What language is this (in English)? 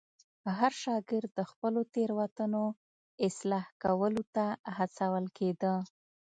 Pashto